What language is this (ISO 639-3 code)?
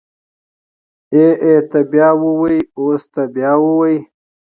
pus